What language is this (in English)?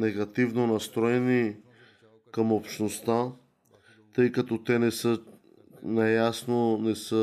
Bulgarian